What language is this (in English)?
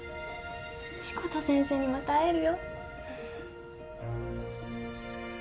Japanese